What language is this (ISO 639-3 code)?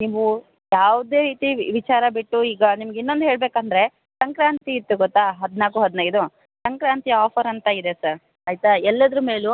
kan